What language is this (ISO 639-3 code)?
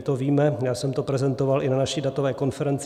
ces